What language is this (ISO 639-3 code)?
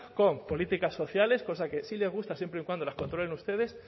spa